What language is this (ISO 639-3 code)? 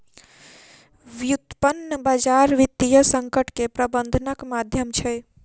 mai